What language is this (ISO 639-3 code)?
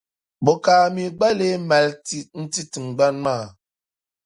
dag